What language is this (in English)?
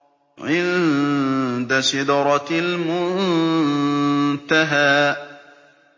Arabic